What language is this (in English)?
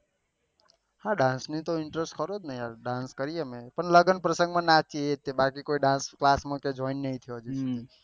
Gujarati